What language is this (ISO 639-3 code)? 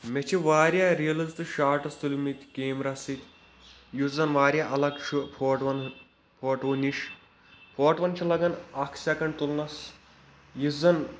kas